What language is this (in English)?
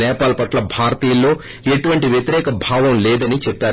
Telugu